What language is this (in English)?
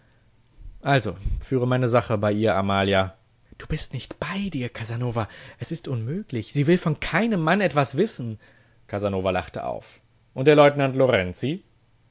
German